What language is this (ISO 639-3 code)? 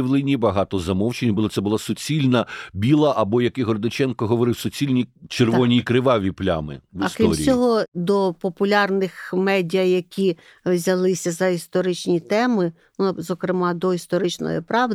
ukr